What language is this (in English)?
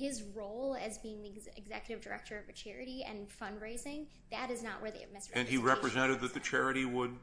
English